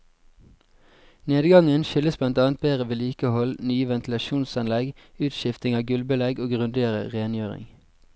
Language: Norwegian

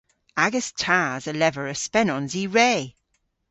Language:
Cornish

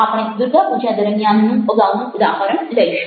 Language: Gujarati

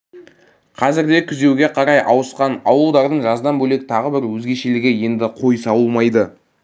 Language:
Kazakh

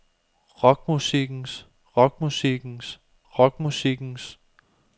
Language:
Danish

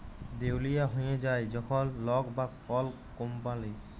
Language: Bangla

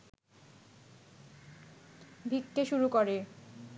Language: Bangla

